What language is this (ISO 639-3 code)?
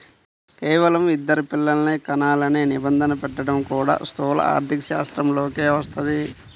tel